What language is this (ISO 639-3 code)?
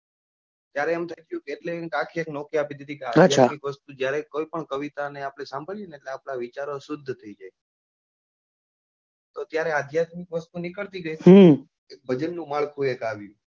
guj